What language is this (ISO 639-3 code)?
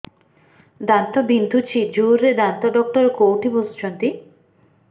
ori